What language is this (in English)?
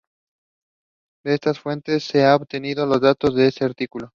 Spanish